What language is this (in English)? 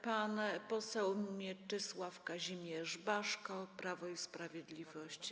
Polish